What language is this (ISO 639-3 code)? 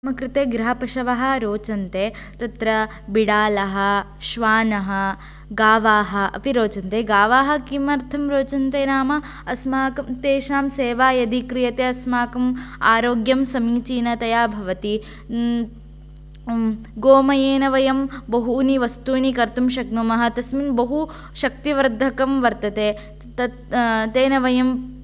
san